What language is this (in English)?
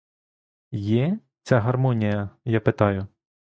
Ukrainian